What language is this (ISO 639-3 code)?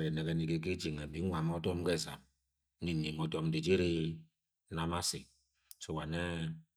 yay